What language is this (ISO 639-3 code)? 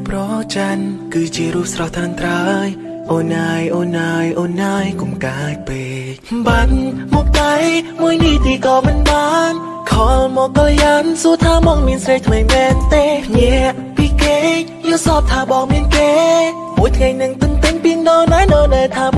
vie